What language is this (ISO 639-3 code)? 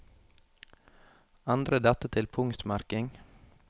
nor